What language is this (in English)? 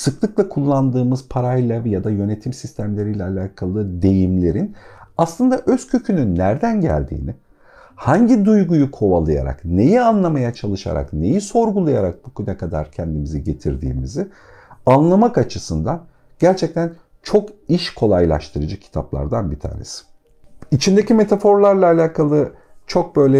Turkish